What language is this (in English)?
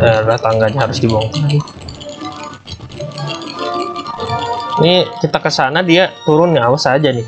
Indonesian